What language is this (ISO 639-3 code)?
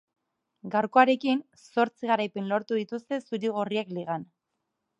eus